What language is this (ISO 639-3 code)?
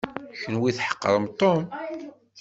kab